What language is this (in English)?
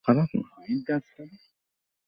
Bangla